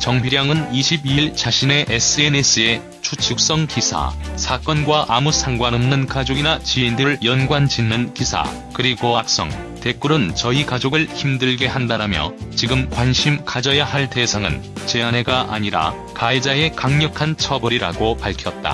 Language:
Korean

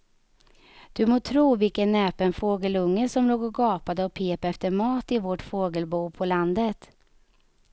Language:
Swedish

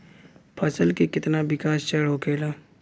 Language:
Bhojpuri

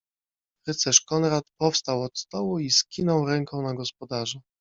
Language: Polish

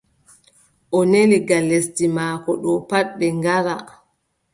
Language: Adamawa Fulfulde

